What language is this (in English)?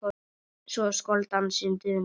Icelandic